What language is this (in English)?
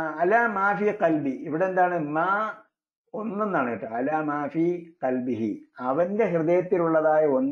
Malayalam